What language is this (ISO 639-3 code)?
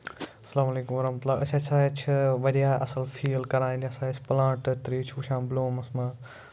kas